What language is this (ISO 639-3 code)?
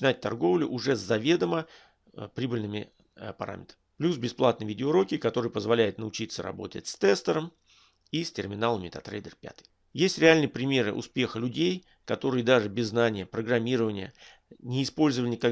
rus